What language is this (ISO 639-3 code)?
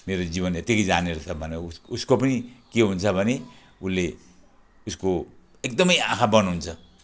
nep